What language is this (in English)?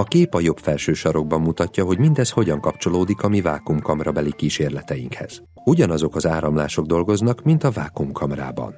Hungarian